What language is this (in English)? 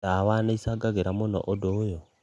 Kikuyu